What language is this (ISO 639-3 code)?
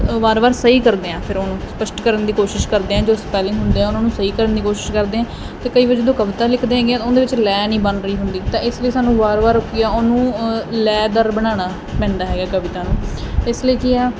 pan